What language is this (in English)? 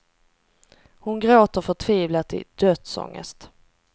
Swedish